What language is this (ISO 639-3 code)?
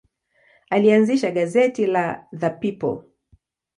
swa